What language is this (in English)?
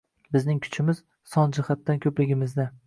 Uzbek